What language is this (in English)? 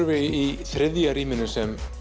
Icelandic